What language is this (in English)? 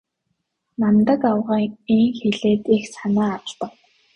Mongolian